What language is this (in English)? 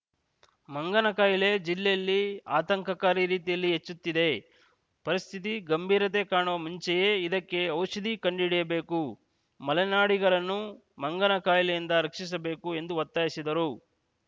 Kannada